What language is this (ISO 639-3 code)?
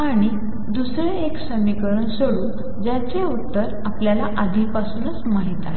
mar